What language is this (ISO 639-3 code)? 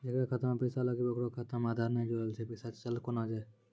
mai